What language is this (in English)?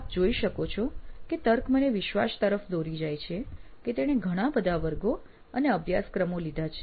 Gujarati